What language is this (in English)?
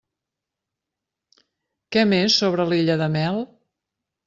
Catalan